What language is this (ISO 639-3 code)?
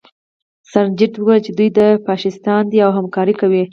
pus